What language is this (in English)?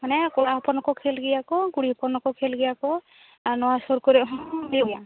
Santali